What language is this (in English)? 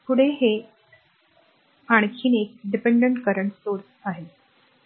Marathi